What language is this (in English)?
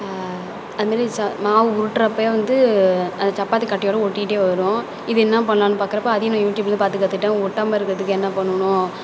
Tamil